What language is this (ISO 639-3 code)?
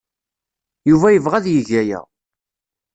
kab